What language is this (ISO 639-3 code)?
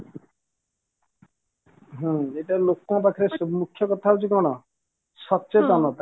ori